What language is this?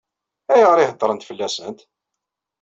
Kabyle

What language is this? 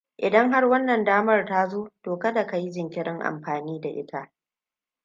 Hausa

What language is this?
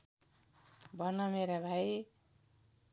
Nepali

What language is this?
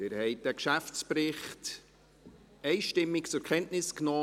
Swiss German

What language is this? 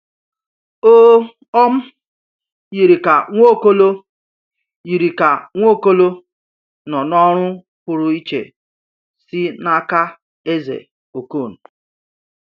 Igbo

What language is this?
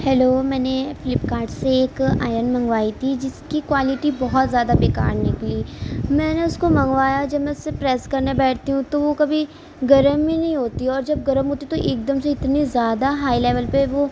Urdu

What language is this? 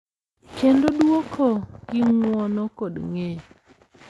Luo (Kenya and Tanzania)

